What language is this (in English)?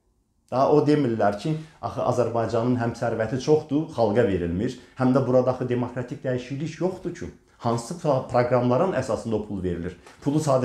Turkish